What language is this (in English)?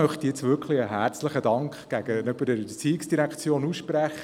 Swiss German